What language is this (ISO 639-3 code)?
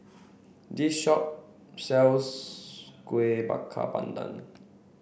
eng